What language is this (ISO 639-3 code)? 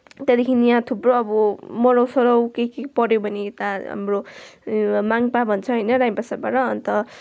nep